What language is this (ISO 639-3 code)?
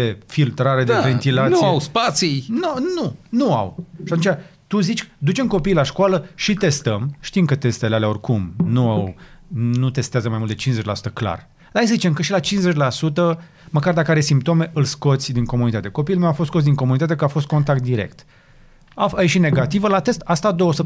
ron